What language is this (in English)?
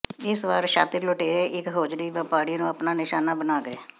Punjabi